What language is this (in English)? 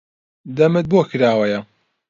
Central Kurdish